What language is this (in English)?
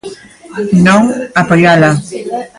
Galician